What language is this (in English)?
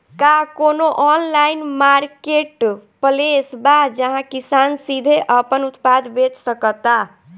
Bhojpuri